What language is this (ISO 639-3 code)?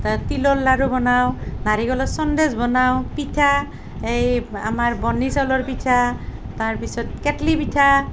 asm